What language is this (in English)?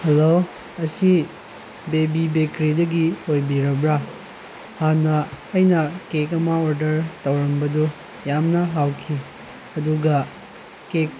Manipuri